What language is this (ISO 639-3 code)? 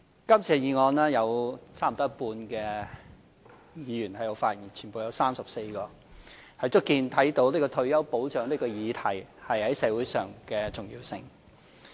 yue